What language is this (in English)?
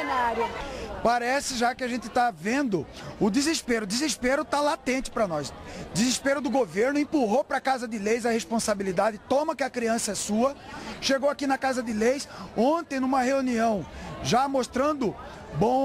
Portuguese